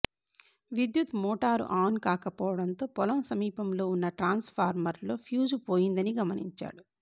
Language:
Telugu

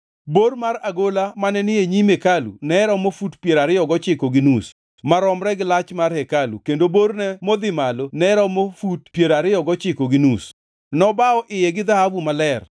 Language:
Luo (Kenya and Tanzania)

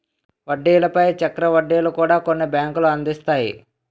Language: Telugu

